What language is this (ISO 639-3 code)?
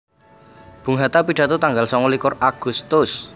jav